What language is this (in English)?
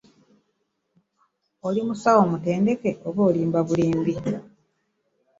Ganda